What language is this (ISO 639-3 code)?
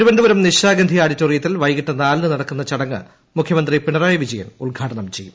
mal